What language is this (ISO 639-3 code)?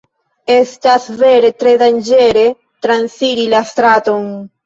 epo